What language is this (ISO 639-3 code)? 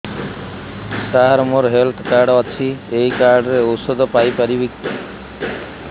ori